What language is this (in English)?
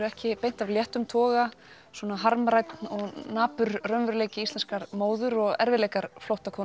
Icelandic